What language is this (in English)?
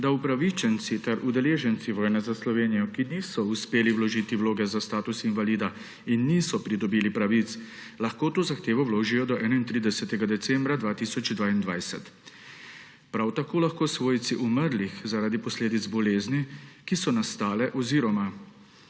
Slovenian